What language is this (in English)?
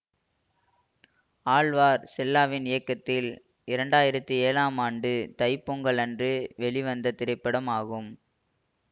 Tamil